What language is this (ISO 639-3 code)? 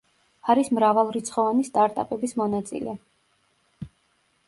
kat